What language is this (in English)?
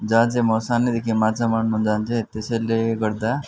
Nepali